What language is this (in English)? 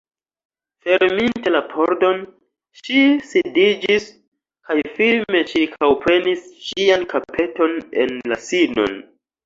Esperanto